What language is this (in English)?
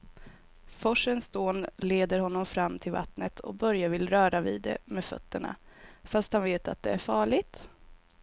Swedish